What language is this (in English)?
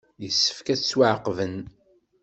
Kabyle